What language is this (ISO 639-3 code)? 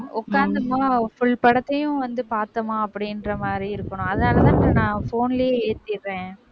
tam